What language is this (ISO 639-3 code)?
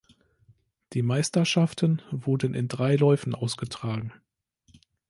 deu